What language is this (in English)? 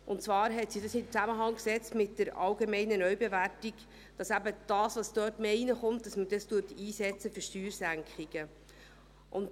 Swiss German